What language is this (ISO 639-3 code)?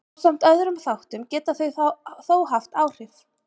isl